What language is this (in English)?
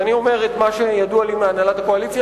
Hebrew